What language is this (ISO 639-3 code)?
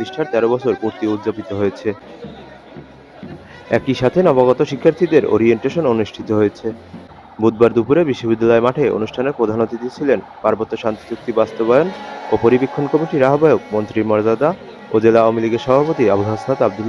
ben